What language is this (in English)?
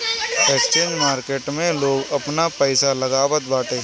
Bhojpuri